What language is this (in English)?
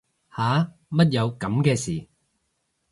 Cantonese